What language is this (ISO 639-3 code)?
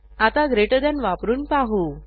mar